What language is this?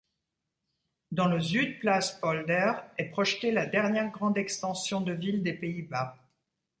French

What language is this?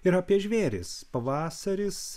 Lithuanian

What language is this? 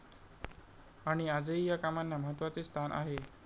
Marathi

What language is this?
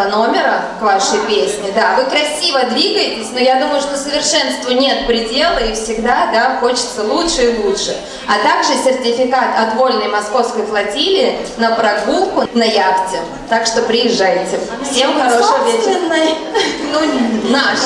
Russian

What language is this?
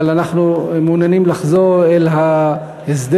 Hebrew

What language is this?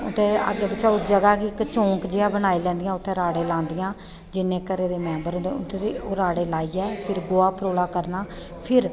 Dogri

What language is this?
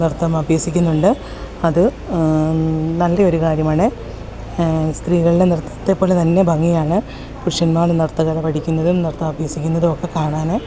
Malayalam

